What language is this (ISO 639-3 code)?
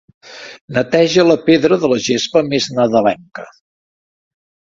cat